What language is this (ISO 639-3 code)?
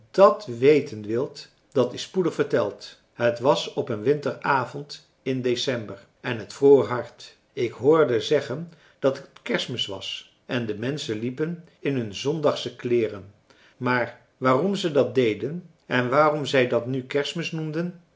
nld